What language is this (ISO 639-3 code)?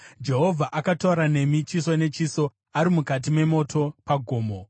sna